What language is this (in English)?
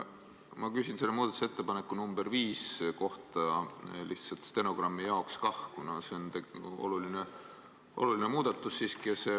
Estonian